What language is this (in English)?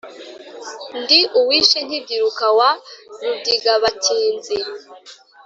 Kinyarwanda